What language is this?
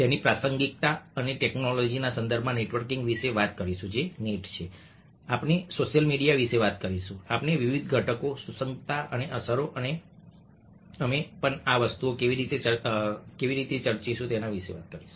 Gujarati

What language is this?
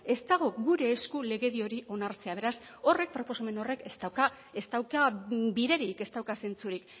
Basque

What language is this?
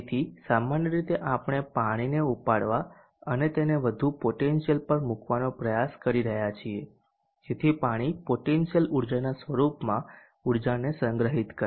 Gujarati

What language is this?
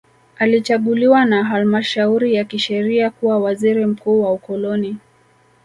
Swahili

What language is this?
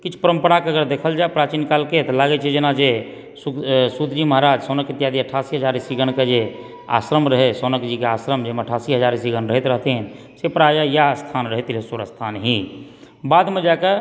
Maithili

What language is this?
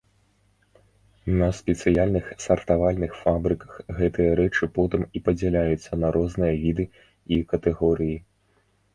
Belarusian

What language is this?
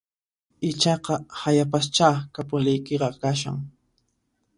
Puno Quechua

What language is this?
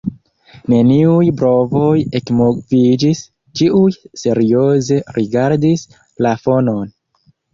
Esperanto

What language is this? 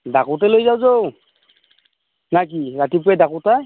Assamese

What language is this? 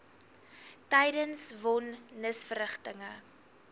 Afrikaans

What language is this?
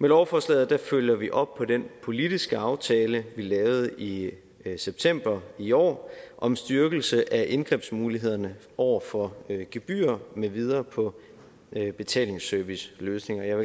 Danish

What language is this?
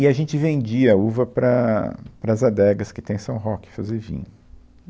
Portuguese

